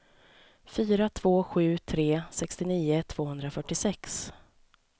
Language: Swedish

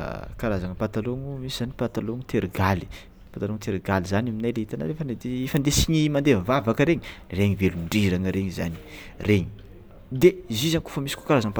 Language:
Tsimihety Malagasy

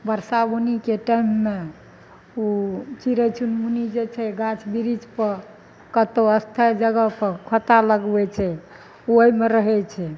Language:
Maithili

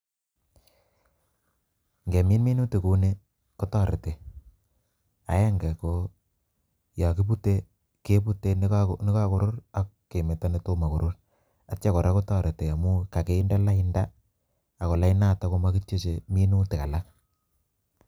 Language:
Kalenjin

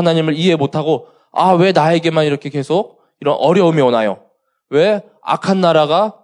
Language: Korean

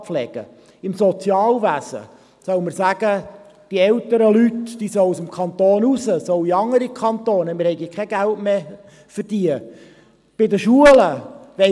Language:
Swiss German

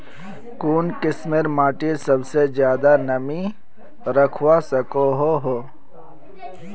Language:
Magahi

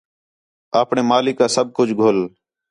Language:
Khetrani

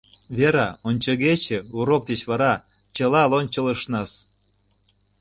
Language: Mari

